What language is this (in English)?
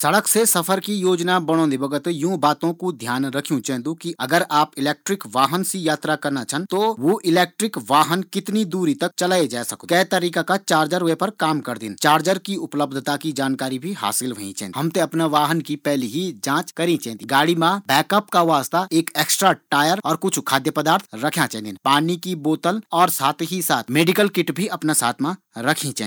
Garhwali